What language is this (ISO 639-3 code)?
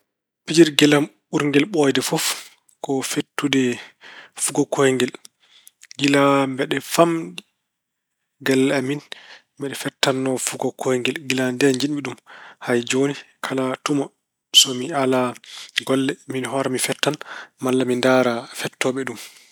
ful